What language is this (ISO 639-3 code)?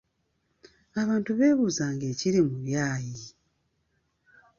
lug